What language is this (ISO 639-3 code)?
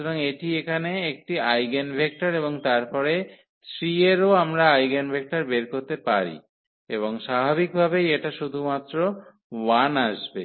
ben